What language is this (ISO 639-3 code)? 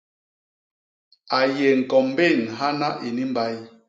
bas